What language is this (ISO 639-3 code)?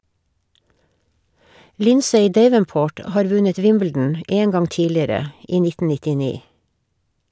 nor